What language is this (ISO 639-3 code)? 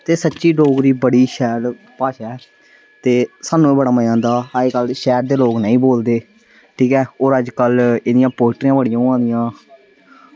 doi